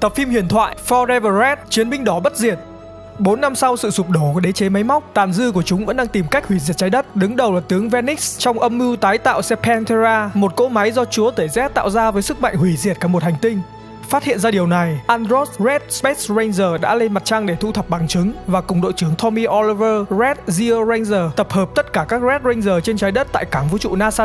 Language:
Vietnamese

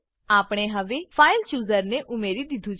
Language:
Gujarati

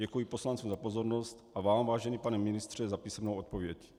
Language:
Czech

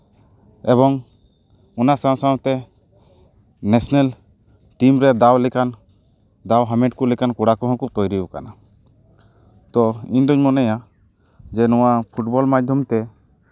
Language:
Santali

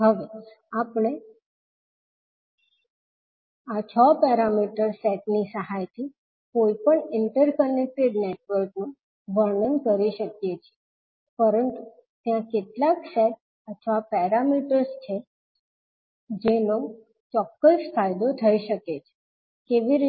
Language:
Gujarati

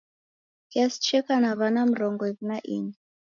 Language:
Taita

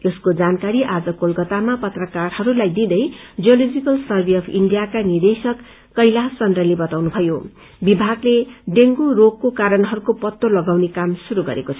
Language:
Nepali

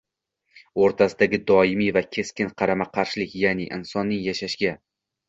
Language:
Uzbek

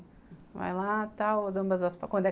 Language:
Portuguese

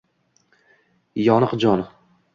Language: Uzbek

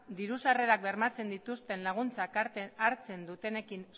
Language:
Basque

